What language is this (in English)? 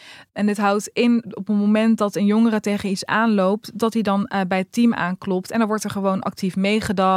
Dutch